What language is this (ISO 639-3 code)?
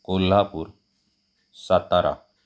mar